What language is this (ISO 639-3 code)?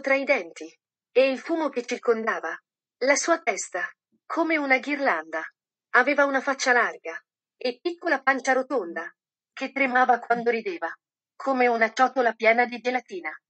ita